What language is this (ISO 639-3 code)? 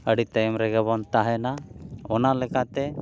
sat